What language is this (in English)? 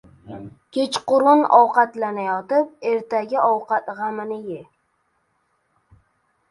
Uzbek